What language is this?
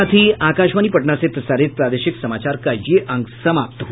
Hindi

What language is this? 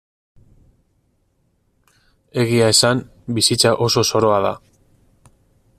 Basque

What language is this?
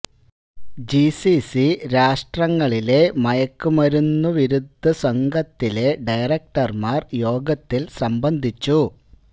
Malayalam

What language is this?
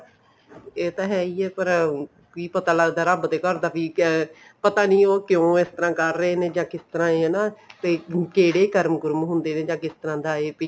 Punjabi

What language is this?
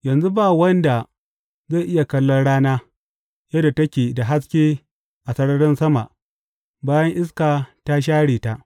Hausa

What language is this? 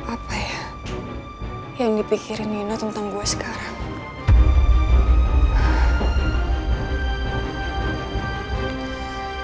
Indonesian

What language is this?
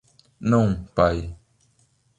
Portuguese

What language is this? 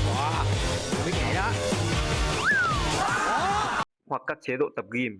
Vietnamese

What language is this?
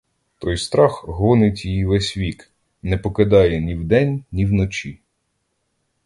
Ukrainian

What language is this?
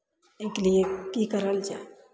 Maithili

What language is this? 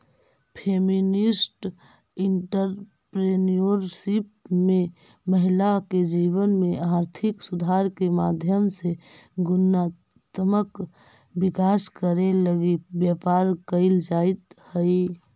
Magahi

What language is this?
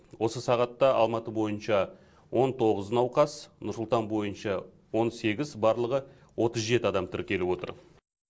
Kazakh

